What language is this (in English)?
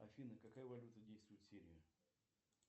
Russian